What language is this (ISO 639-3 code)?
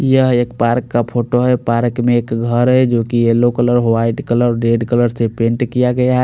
hin